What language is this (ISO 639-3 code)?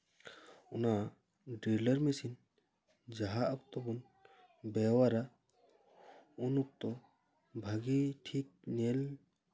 sat